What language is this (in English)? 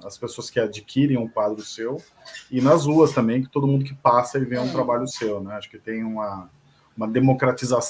Portuguese